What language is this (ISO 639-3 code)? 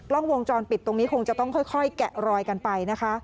tha